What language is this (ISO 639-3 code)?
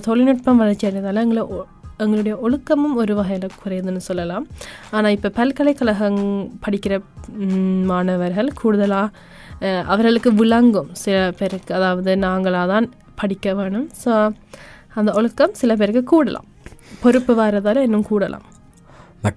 tam